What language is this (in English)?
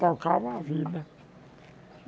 Portuguese